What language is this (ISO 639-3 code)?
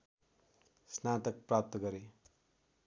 nep